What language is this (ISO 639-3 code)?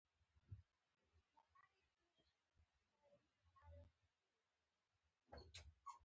pus